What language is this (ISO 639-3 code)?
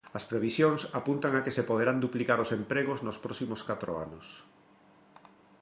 glg